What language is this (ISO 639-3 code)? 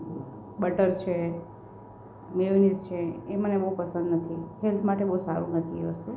guj